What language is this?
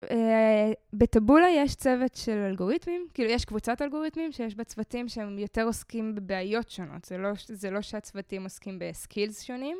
Hebrew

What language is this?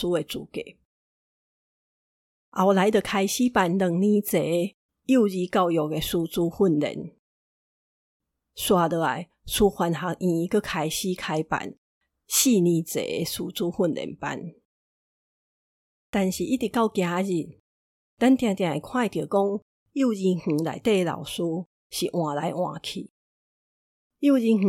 Chinese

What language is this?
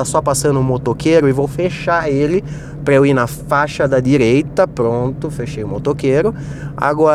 Portuguese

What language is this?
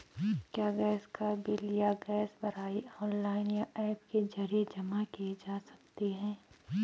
Hindi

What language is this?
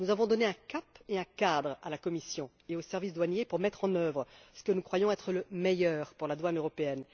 French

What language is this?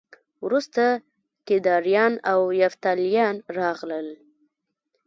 Pashto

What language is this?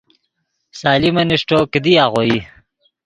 Yidgha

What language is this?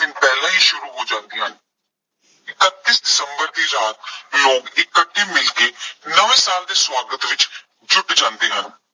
Punjabi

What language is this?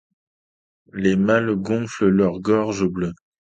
French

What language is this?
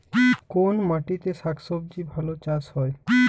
Bangla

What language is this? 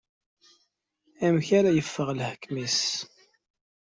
Kabyle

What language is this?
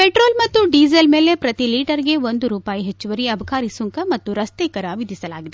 Kannada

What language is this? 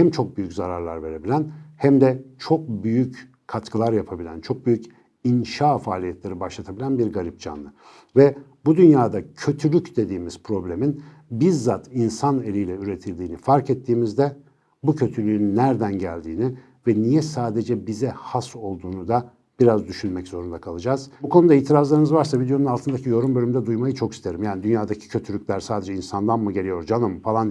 Turkish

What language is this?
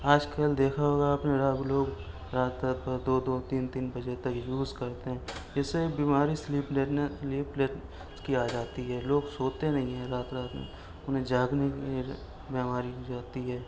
Urdu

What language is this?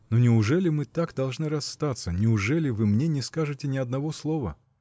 Russian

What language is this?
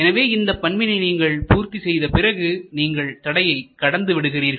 Tamil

